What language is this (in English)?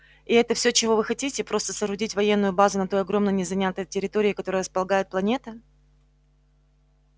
Russian